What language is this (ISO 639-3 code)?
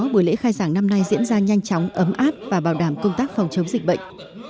vie